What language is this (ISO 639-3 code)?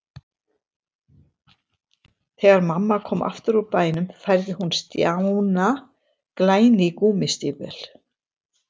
isl